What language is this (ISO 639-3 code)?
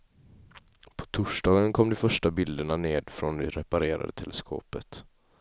swe